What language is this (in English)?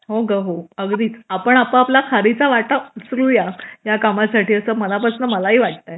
Marathi